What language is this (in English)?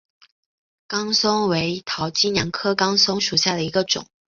Chinese